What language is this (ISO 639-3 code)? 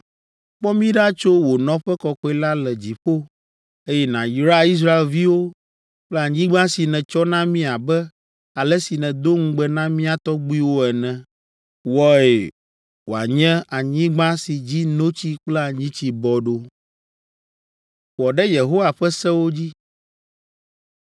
ewe